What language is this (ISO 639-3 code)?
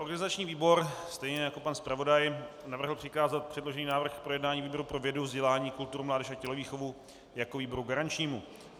ces